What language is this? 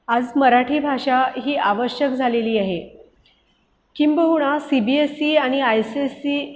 Marathi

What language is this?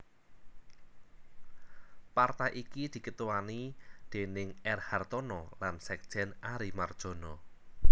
Javanese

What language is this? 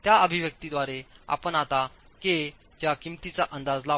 Marathi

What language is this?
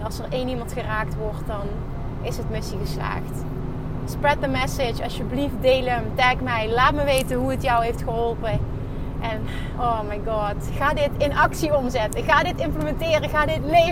Dutch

